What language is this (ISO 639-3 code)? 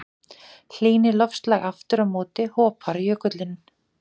isl